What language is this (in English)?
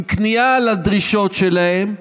Hebrew